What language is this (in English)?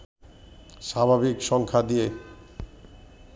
Bangla